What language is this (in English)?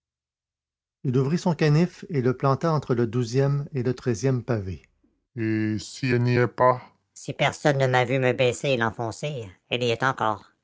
French